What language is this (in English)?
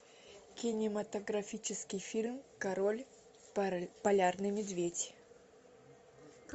Russian